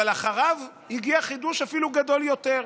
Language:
Hebrew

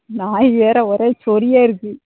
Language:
Tamil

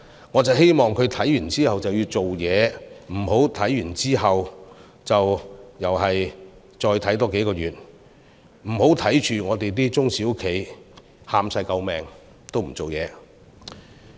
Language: Cantonese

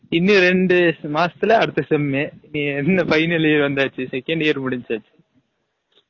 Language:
Tamil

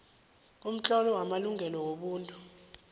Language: South Ndebele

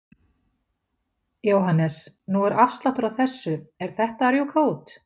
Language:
Icelandic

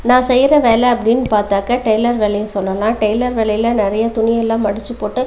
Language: Tamil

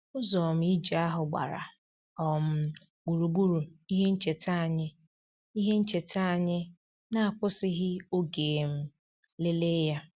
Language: Igbo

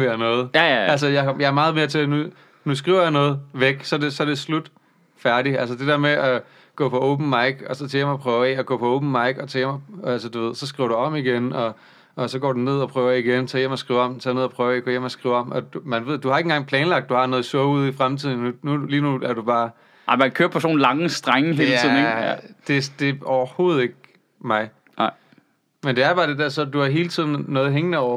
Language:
Danish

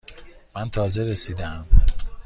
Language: Persian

